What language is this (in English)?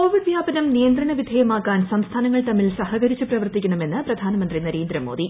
Malayalam